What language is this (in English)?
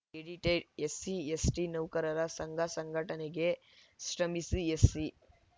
Kannada